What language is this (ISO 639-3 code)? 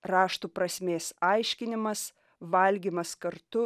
lit